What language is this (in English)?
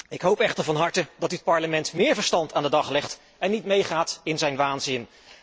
Dutch